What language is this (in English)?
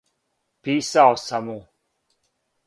Serbian